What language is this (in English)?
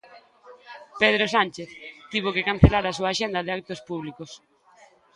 Galician